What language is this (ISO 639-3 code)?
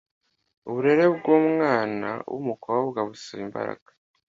kin